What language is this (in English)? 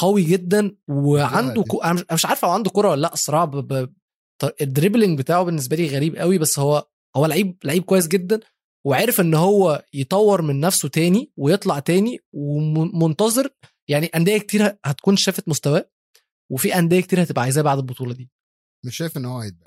Arabic